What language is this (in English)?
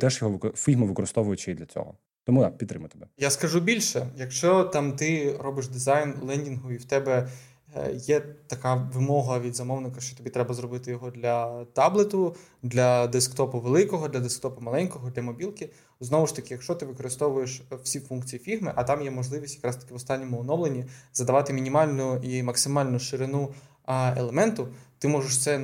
Ukrainian